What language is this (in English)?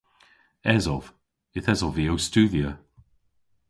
Cornish